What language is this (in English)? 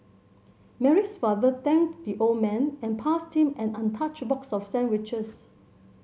English